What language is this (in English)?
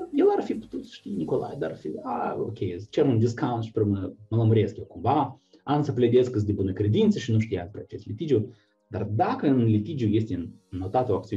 Romanian